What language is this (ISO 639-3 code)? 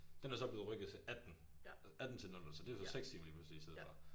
dan